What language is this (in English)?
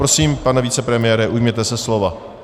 Czech